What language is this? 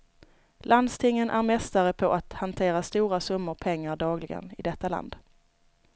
Swedish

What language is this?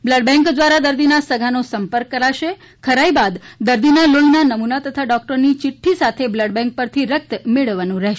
Gujarati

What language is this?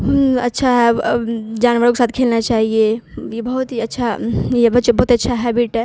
Urdu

